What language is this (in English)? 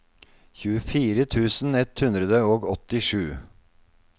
Norwegian